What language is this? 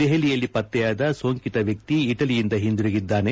Kannada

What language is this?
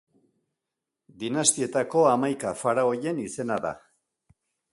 Basque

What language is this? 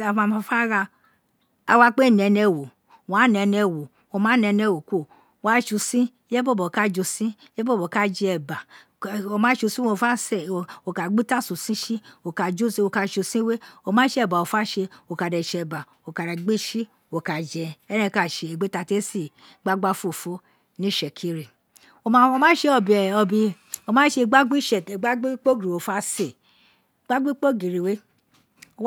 Isekiri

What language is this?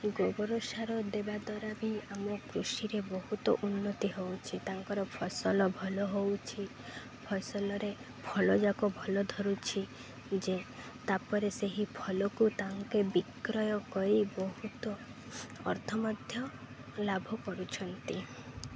Odia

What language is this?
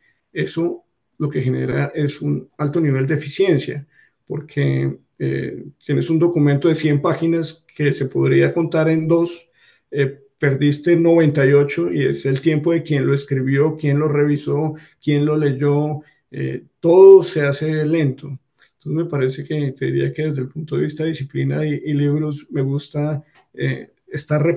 Spanish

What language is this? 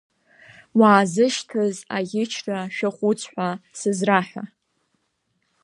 Abkhazian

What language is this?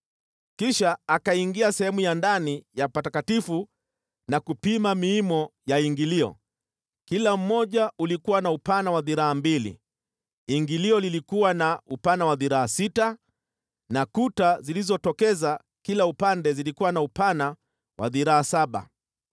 Swahili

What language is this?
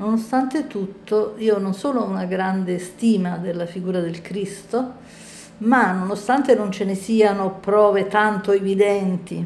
Italian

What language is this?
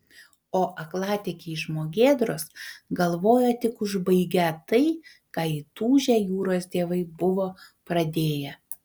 Lithuanian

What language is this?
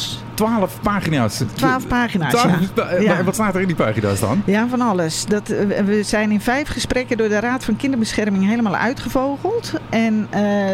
Dutch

